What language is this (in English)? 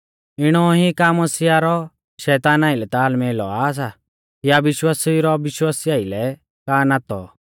Mahasu Pahari